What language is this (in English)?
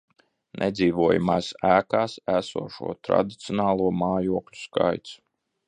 Latvian